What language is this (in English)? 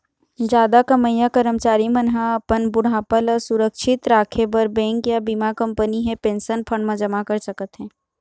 Chhattisgarhi